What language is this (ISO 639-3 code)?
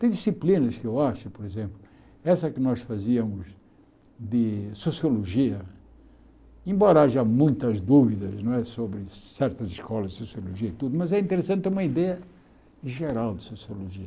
por